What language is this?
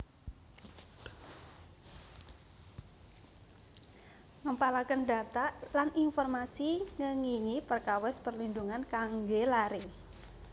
Javanese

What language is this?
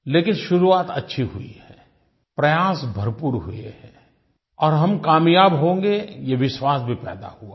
Hindi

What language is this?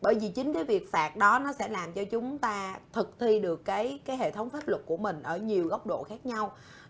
Vietnamese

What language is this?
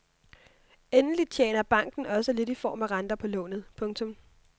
Danish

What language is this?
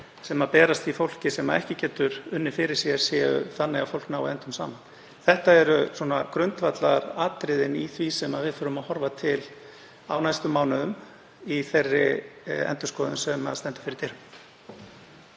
Icelandic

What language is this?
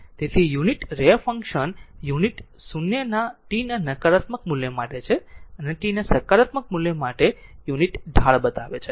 Gujarati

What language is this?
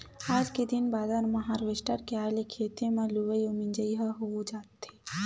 Chhattisgarhi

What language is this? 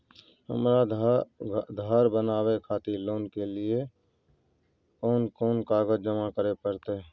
Maithili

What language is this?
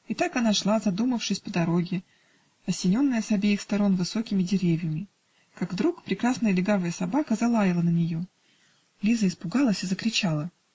Russian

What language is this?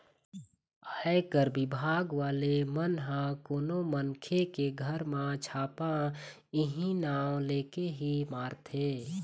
Chhattisgarhi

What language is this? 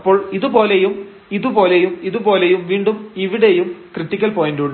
Malayalam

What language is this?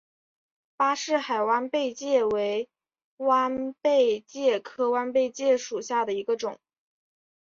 Chinese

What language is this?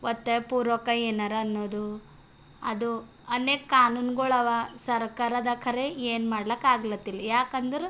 Kannada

